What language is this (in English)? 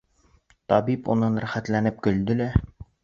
Bashkir